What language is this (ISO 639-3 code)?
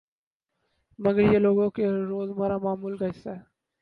urd